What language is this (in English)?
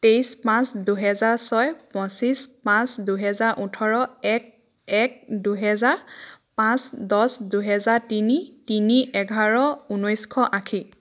Assamese